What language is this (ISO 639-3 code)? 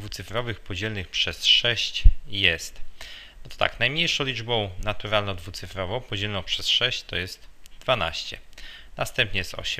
pol